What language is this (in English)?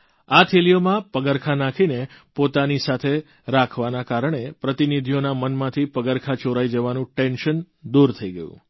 Gujarati